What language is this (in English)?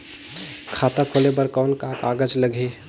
Chhattisgarhi